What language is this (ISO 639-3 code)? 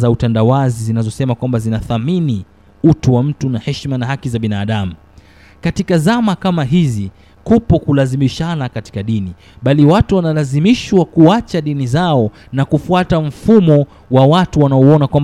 swa